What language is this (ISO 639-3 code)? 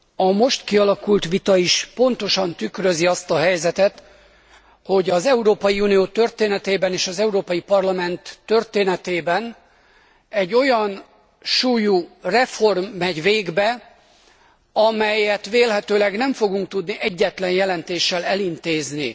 hun